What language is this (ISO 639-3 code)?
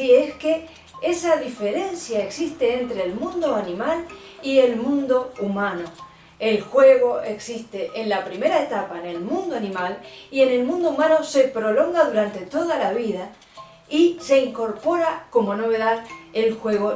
spa